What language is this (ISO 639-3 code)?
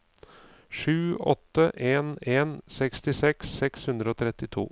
nor